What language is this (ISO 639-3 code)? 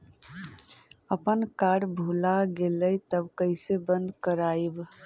mag